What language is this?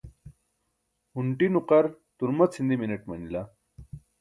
Burushaski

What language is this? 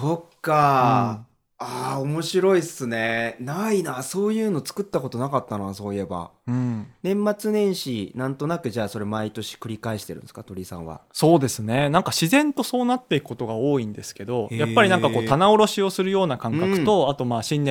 Japanese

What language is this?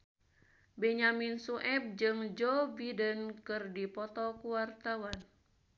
Sundanese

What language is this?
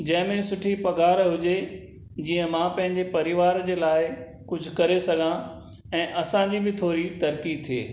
Sindhi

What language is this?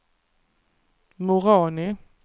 Swedish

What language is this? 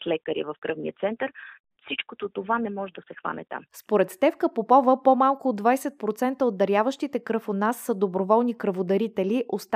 Bulgarian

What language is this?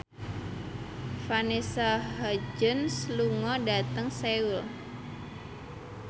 Javanese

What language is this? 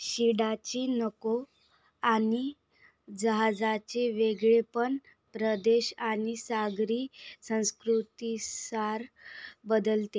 Marathi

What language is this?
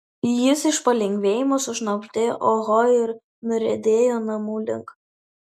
Lithuanian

